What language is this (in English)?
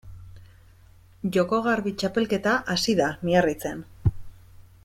Basque